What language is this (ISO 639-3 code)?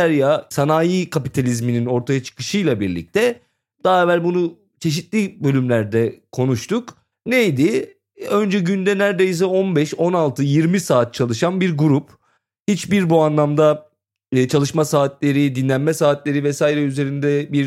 tur